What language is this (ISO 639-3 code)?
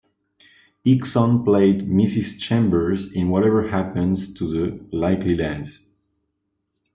eng